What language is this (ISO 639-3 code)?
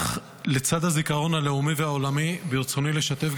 heb